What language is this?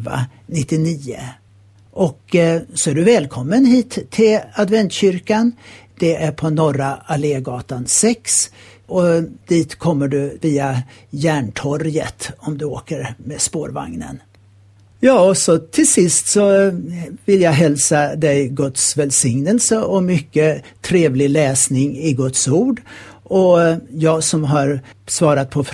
Swedish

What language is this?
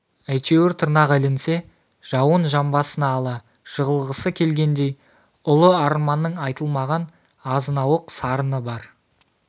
Kazakh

